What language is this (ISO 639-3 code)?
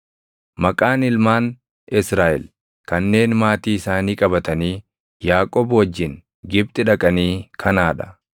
orm